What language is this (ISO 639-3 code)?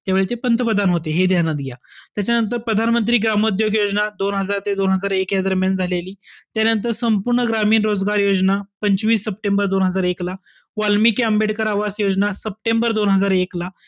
mar